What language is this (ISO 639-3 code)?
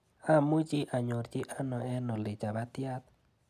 kln